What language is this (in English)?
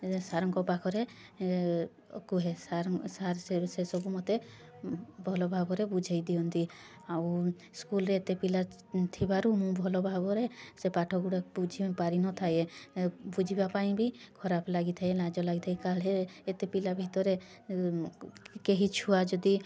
Odia